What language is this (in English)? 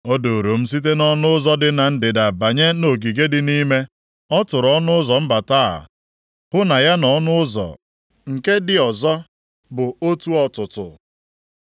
Igbo